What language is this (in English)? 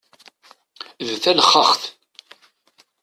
Kabyle